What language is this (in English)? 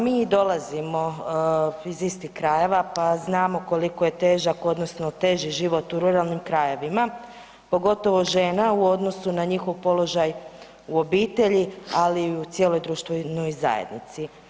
Croatian